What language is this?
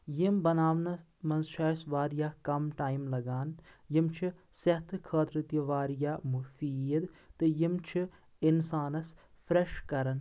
Kashmiri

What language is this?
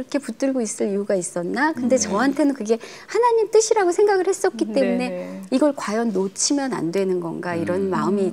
Korean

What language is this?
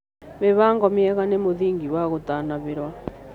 Kikuyu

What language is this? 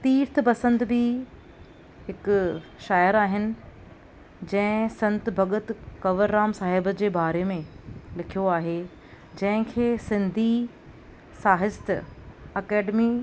Sindhi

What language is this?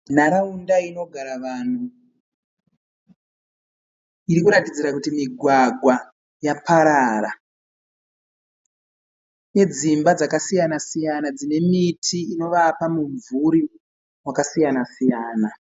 Shona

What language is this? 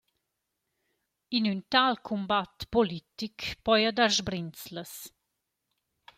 Romansh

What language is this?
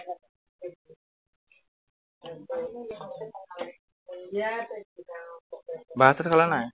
Assamese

